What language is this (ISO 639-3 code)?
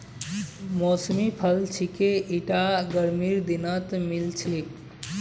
mag